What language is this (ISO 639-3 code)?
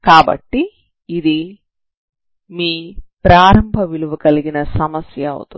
tel